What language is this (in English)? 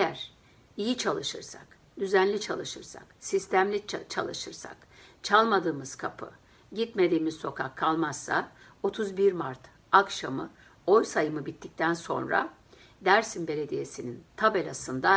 Turkish